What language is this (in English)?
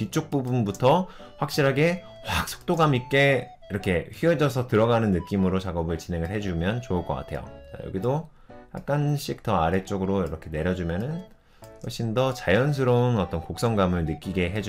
Korean